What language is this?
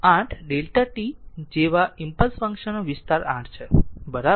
Gujarati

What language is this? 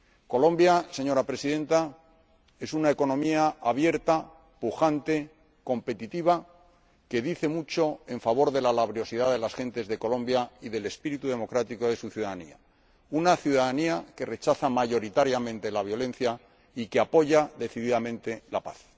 Spanish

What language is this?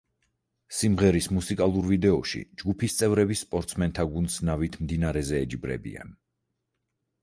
Georgian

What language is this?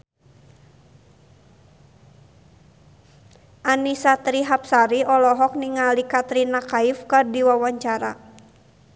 Sundanese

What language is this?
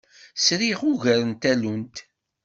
Kabyle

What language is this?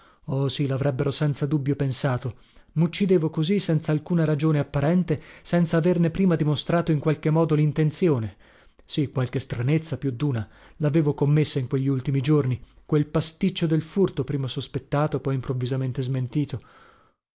Italian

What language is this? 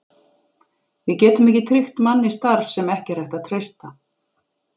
Icelandic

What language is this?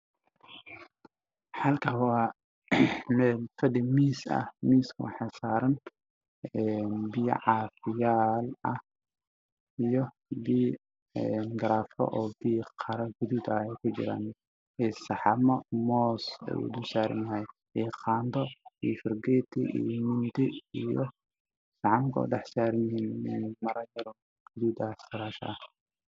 Somali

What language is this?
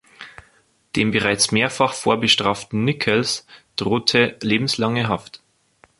German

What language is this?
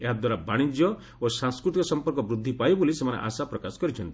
Odia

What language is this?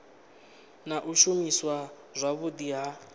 Venda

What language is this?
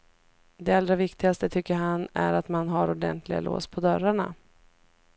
Swedish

